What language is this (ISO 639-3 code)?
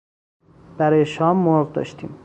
fas